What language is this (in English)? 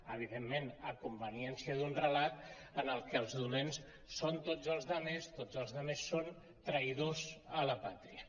Catalan